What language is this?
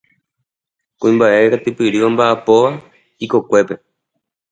Guarani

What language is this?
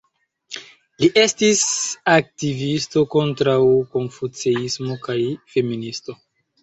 Esperanto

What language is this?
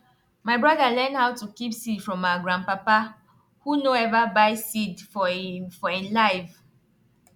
Nigerian Pidgin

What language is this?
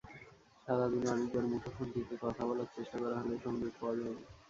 Bangla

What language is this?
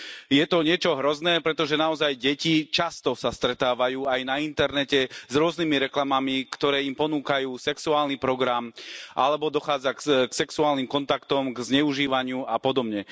Slovak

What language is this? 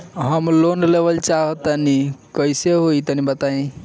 Bhojpuri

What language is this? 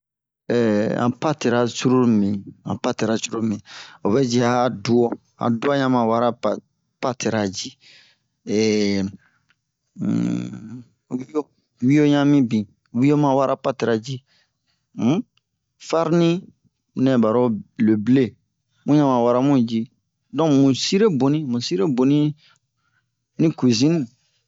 Bomu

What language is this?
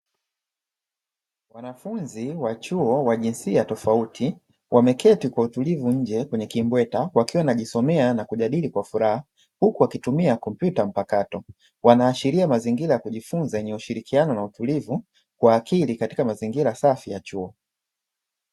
Swahili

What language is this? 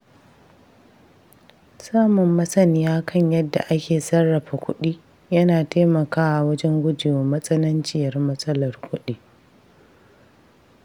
Hausa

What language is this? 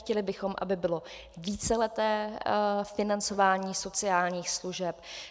Czech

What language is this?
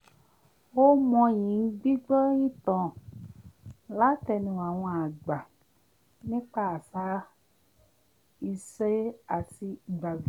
Yoruba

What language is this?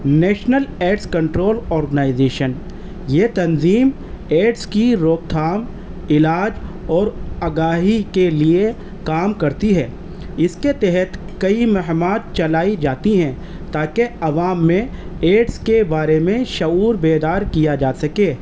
Urdu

